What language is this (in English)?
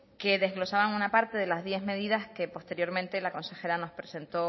Spanish